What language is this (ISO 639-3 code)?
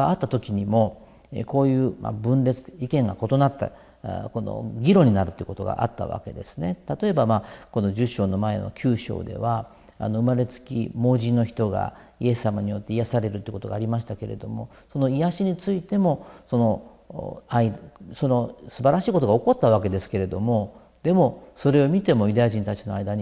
jpn